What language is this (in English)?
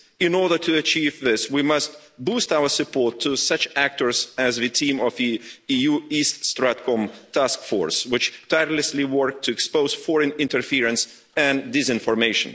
English